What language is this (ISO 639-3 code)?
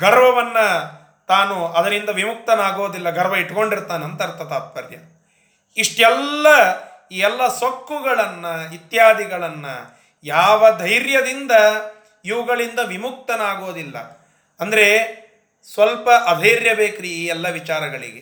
kan